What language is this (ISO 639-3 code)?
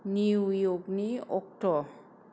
brx